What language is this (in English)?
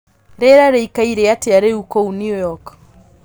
Kikuyu